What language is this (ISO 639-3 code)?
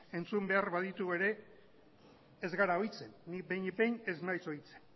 eus